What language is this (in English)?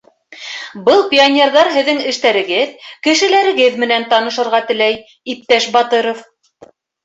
Bashkir